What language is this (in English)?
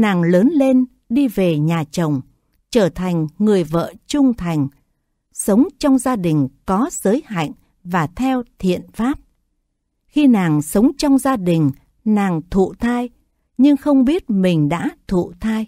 Vietnamese